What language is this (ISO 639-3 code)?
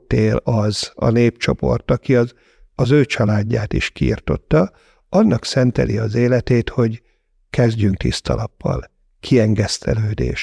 hun